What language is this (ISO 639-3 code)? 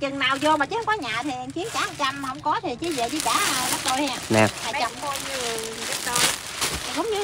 vie